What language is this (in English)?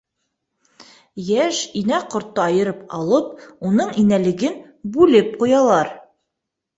Bashkir